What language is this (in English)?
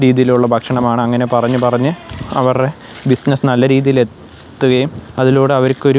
Malayalam